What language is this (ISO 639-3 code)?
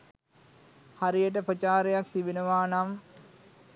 sin